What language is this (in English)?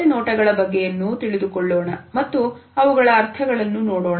Kannada